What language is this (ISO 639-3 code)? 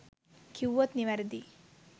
sin